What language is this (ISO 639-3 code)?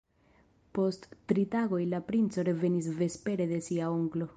epo